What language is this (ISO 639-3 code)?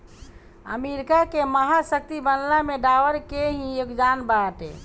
bho